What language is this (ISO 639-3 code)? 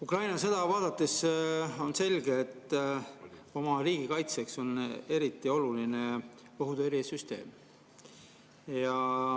est